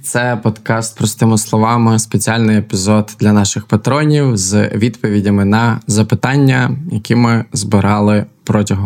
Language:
Ukrainian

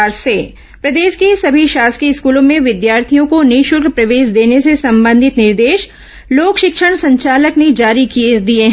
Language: Hindi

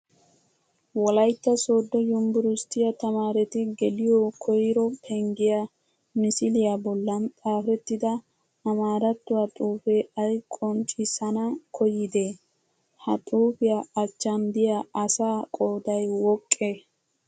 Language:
Wolaytta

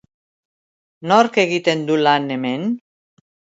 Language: Basque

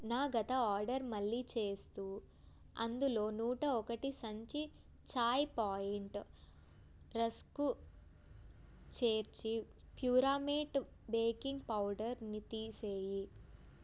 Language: Telugu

